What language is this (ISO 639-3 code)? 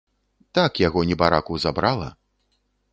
bel